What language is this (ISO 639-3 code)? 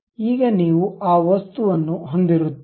kan